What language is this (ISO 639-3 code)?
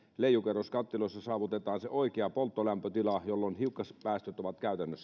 fin